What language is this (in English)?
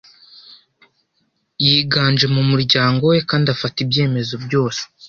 Kinyarwanda